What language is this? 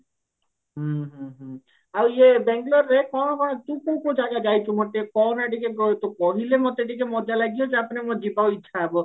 Odia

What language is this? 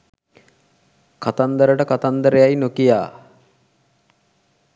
Sinhala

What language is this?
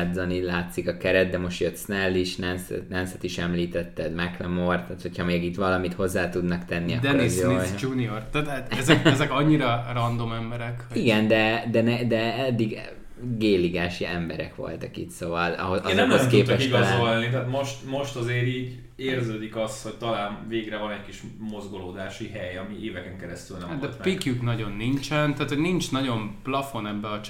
Hungarian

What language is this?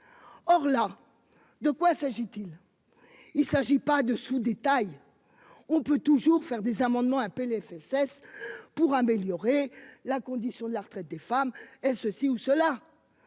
French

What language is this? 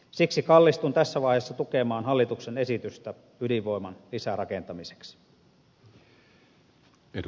Finnish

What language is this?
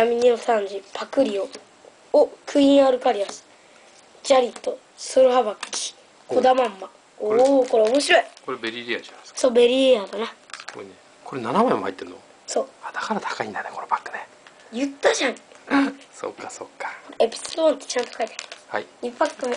Japanese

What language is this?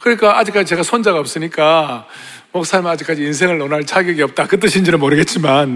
Korean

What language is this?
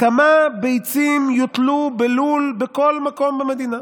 Hebrew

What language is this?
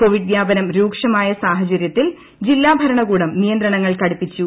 Malayalam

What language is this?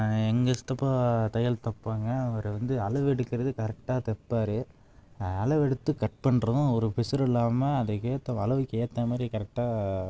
Tamil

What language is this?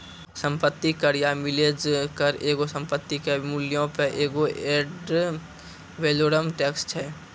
Maithili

